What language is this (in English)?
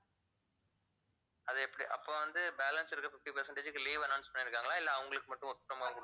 Tamil